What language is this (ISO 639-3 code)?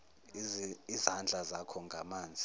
zul